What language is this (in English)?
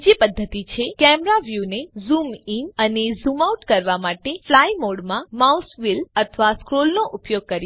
Gujarati